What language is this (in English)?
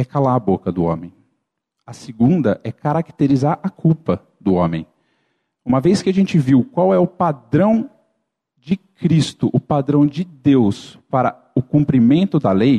Portuguese